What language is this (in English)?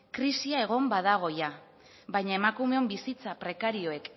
Basque